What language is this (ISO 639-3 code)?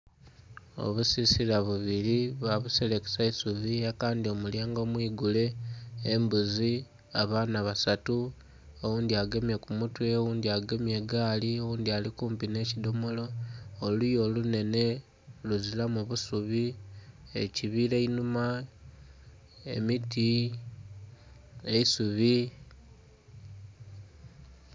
xog